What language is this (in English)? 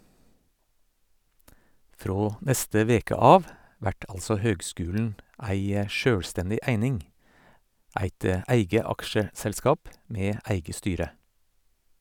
Norwegian